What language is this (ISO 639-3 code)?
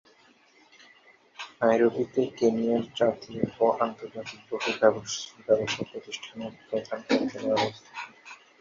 ben